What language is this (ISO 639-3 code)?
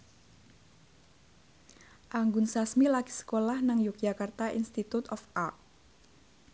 jav